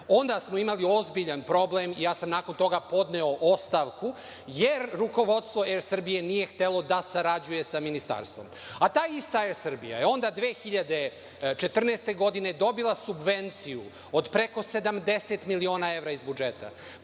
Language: Serbian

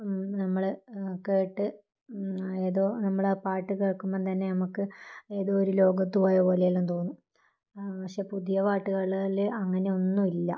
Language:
Malayalam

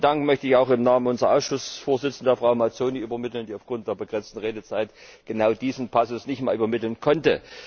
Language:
German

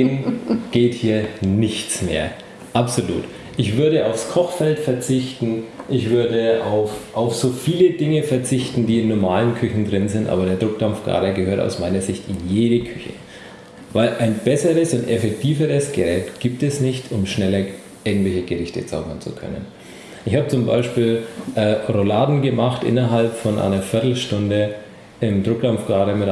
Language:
German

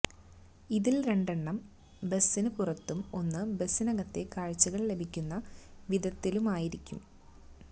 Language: Malayalam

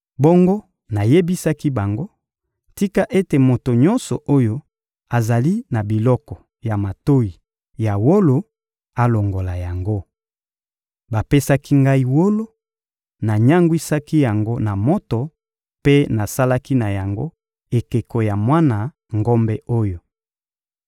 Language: Lingala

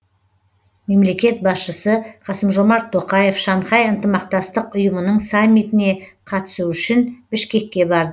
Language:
Kazakh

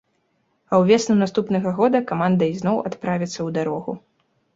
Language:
Belarusian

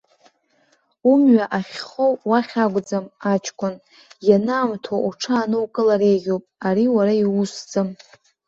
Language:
Abkhazian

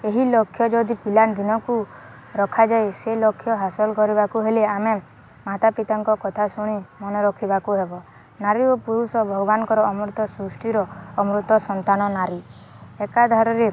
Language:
Odia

